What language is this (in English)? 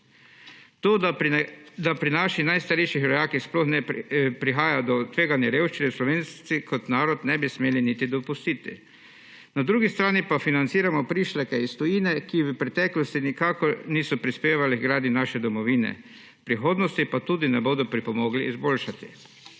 Slovenian